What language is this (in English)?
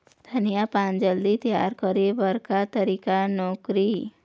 Chhattisgarhi